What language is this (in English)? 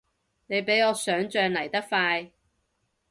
Cantonese